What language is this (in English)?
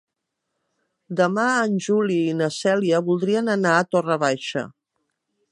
Catalan